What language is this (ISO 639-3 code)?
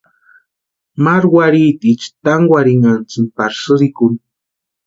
pua